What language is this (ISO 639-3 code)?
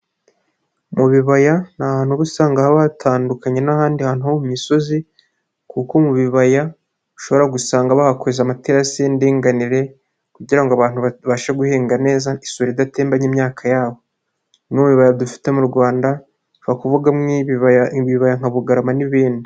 kin